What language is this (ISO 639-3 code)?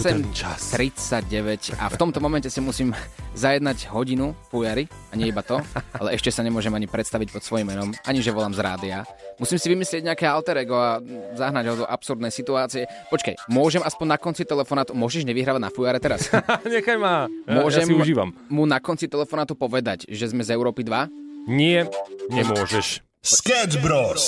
slk